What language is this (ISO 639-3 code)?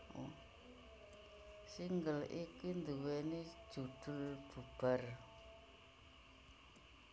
jav